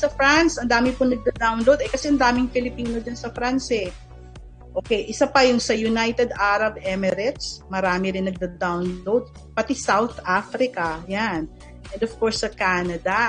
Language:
Filipino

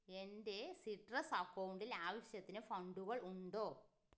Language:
Malayalam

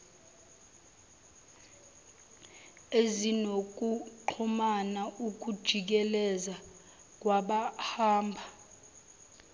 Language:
Zulu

